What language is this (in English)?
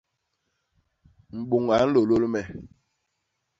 Basaa